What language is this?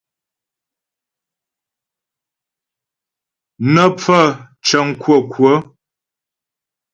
Ghomala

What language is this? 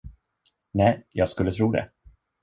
Swedish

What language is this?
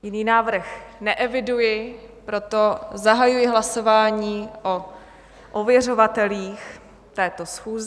Czech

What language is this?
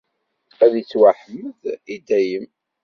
Kabyle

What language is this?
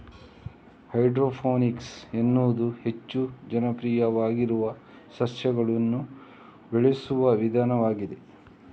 Kannada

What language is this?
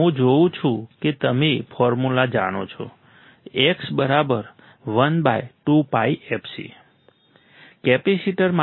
Gujarati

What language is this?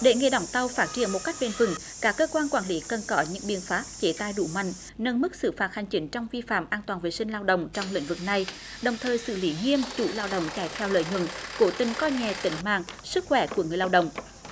Vietnamese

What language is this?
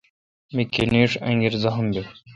Kalkoti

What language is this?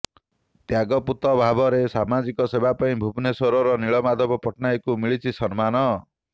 Odia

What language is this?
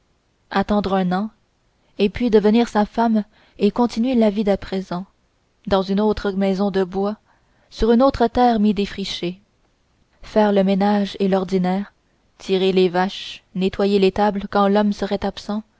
French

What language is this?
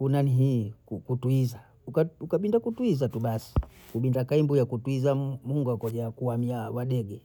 Bondei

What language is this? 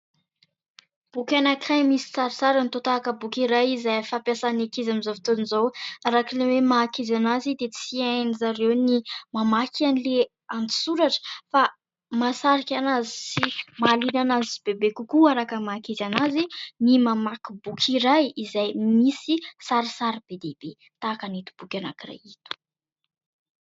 Malagasy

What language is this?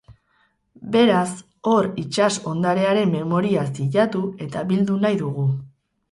Basque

